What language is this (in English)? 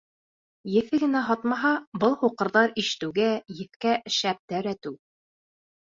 Bashkir